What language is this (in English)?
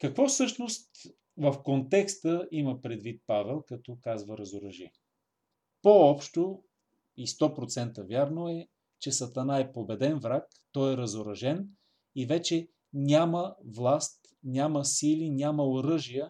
Bulgarian